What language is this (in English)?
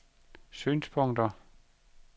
Danish